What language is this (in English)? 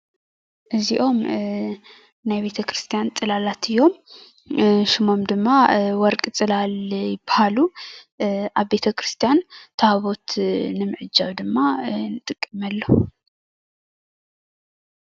Tigrinya